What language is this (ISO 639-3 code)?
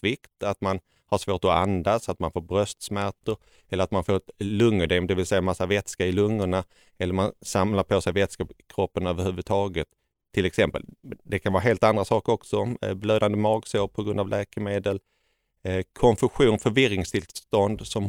swe